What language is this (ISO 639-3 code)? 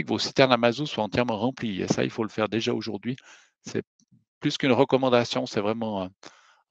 fra